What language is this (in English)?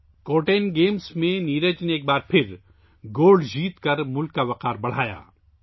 Urdu